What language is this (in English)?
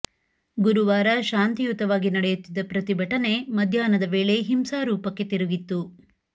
Kannada